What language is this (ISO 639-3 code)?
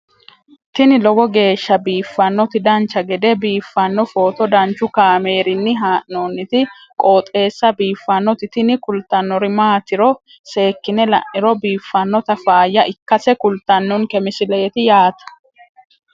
sid